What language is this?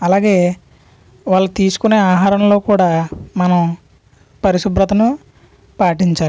Telugu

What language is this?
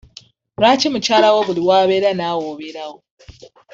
Ganda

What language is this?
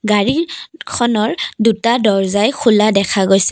Assamese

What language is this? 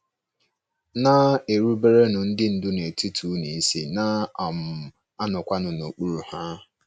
Igbo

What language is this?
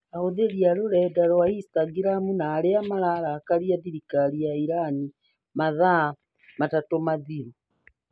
Kikuyu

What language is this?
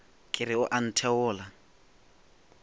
Northern Sotho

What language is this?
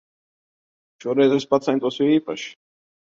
Latvian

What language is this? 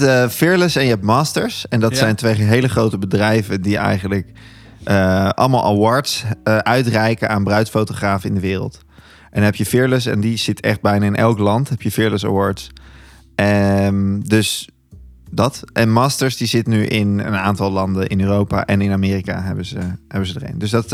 Dutch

